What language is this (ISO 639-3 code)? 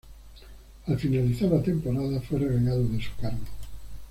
spa